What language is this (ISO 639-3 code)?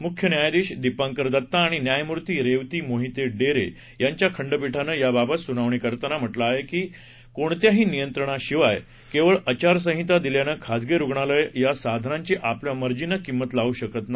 mar